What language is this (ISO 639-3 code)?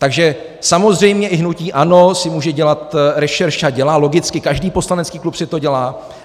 ces